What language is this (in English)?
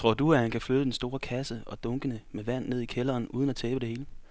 Danish